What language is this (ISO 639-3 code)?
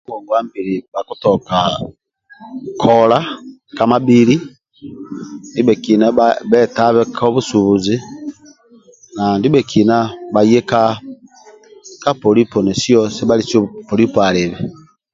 rwm